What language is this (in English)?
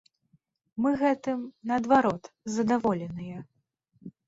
Belarusian